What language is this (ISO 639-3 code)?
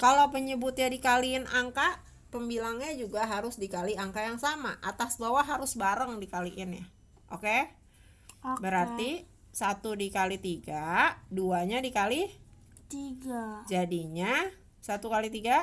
ind